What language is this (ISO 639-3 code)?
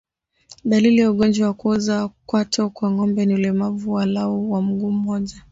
swa